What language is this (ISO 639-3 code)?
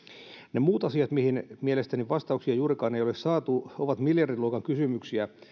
fin